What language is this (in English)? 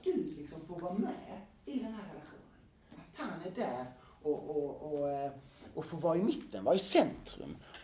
Swedish